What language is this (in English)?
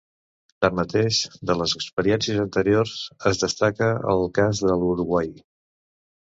Catalan